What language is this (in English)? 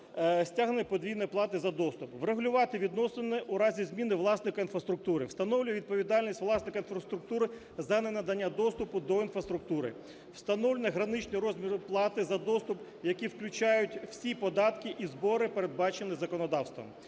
Ukrainian